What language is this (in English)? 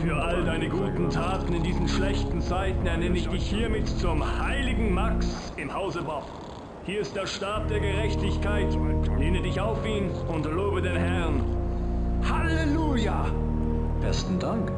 German